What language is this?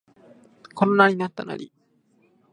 Japanese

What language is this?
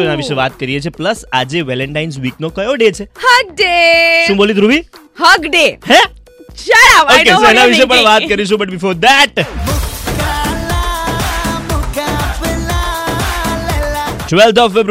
Hindi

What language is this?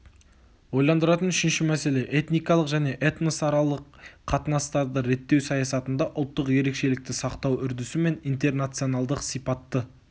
Kazakh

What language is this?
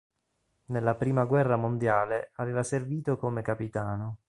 Italian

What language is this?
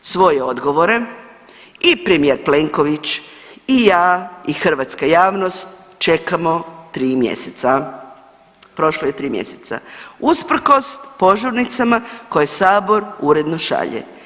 Croatian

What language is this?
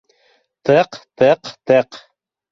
Bashkir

